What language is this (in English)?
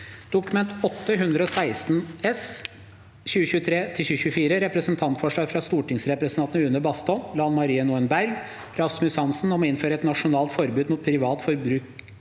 Norwegian